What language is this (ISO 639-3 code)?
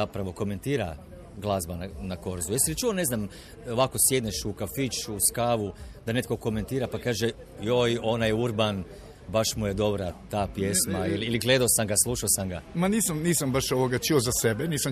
hrv